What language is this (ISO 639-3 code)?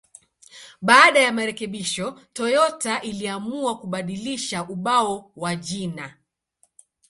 swa